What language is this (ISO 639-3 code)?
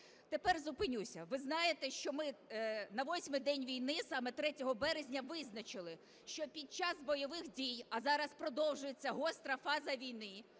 ukr